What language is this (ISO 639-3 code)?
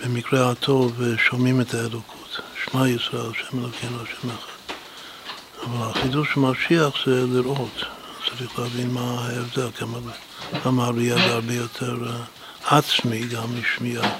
heb